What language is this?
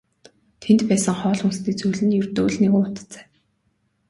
Mongolian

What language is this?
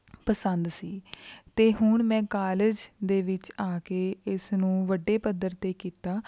Punjabi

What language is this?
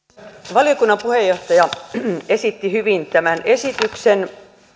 Finnish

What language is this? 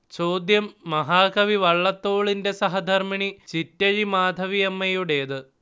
Malayalam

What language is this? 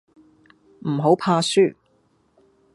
Cantonese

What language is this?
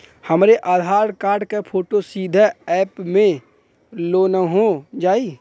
Bhojpuri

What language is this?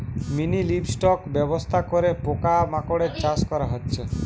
Bangla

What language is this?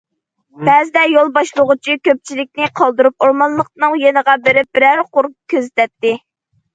Uyghur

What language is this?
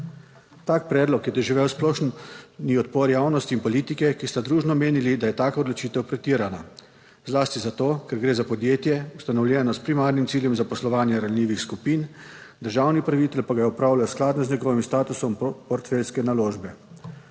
Slovenian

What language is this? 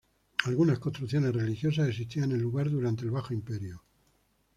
Spanish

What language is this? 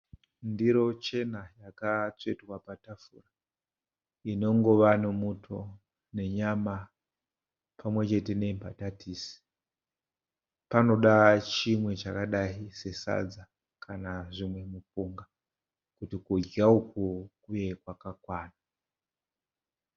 Shona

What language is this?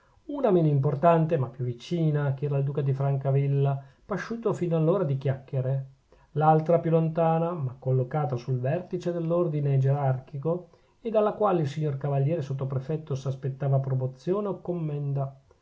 Italian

